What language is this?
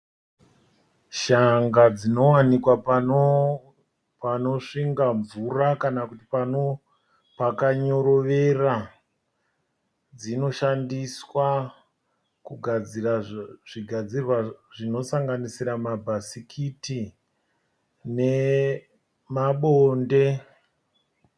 Shona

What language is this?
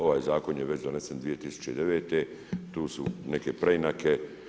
Croatian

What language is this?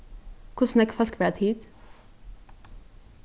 Faroese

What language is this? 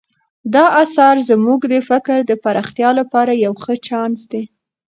Pashto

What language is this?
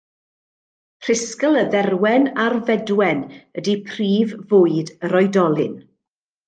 Welsh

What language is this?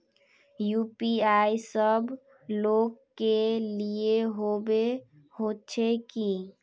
Magahi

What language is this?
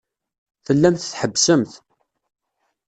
Kabyle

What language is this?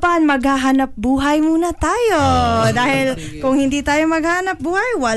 Filipino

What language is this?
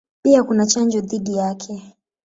Swahili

